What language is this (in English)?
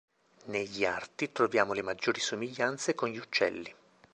Italian